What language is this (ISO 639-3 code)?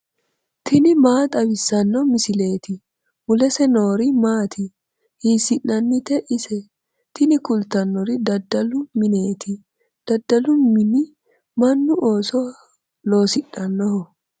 sid